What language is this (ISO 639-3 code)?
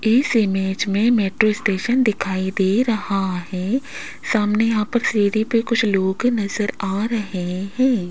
hin